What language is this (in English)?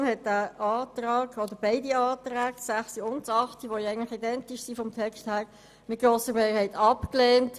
Swiss German